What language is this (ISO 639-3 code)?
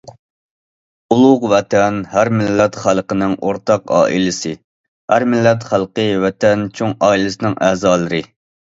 uig